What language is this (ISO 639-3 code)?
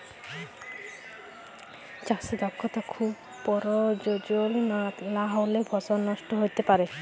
ben